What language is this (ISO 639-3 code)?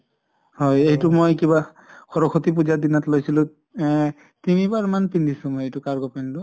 asm